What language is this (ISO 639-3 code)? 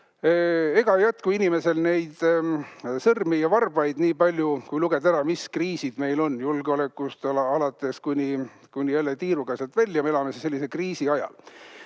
est